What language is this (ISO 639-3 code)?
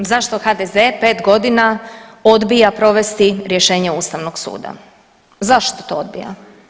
hrv